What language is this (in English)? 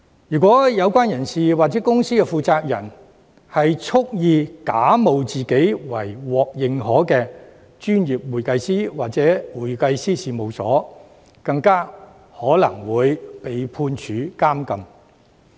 Cantonese